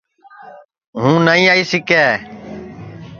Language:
Sansi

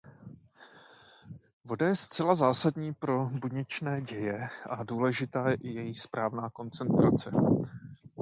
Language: Czech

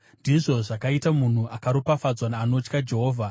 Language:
Shona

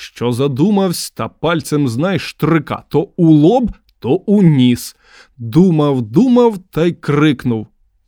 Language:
Ukrainian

